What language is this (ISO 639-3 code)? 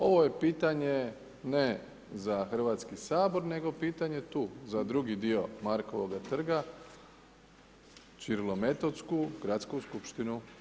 hrv